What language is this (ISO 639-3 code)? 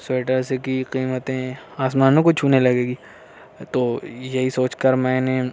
urd